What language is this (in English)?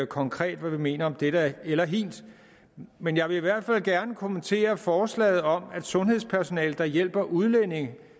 Danish